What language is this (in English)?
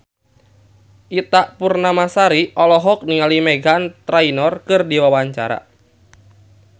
Sundanese